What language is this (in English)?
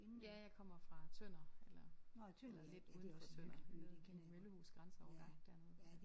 Danish